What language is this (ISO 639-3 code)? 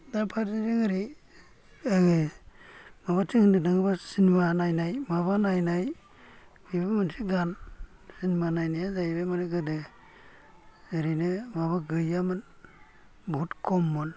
brx